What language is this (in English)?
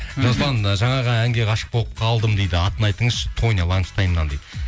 Kazakh